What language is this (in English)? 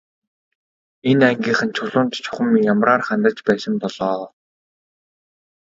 Mongolian